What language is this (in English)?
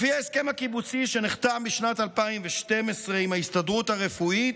Hebrew